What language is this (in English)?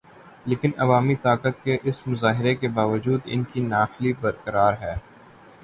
Urdu